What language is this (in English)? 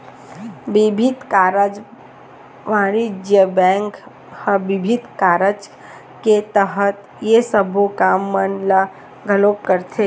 Chhattisgarhi